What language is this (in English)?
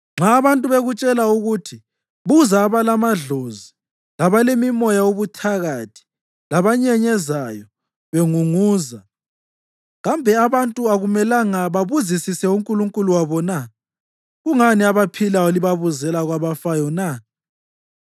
North Ndebele